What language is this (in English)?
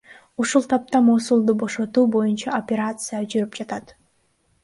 Kyrgyz